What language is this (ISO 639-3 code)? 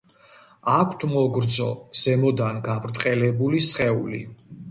kat